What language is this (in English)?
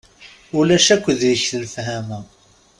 Kabyle